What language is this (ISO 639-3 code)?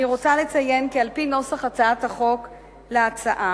heb